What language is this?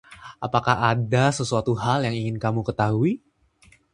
Indonesian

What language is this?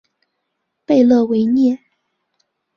Chinese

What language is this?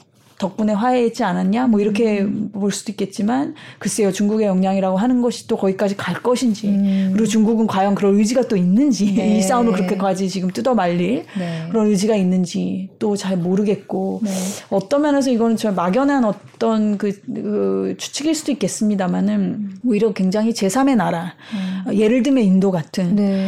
Korean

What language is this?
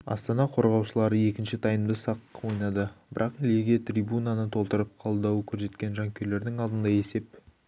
Kazakh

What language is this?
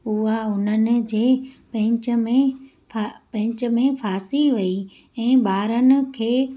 Sindhi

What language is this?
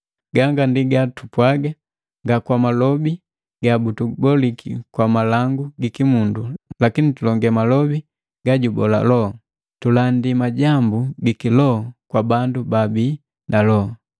Matengo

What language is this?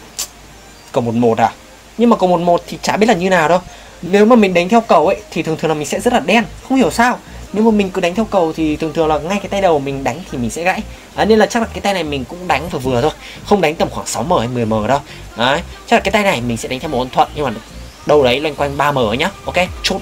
Vietnamese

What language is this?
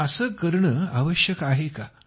Marathi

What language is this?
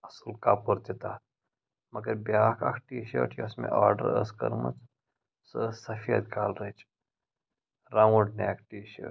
Kashmiri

